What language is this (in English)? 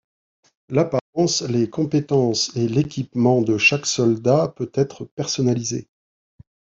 French